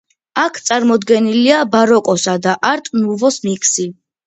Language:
Georgian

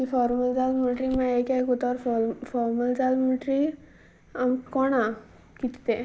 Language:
Konkani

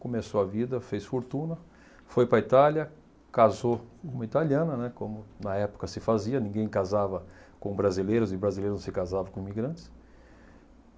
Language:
Portuguese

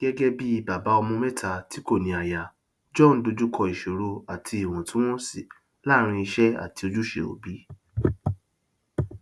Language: Yoruba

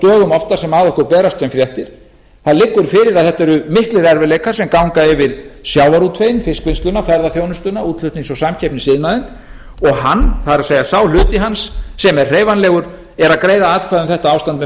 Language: Icelandic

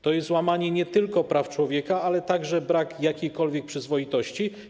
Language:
Polish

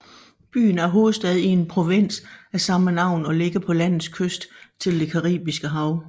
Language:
Danish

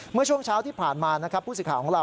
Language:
Thai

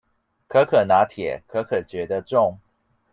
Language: Chinese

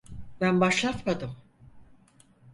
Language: Turkish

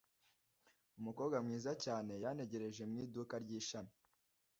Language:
Kinyarwanda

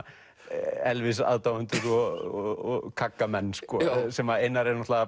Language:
Icelandic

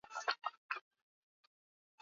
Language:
Swahili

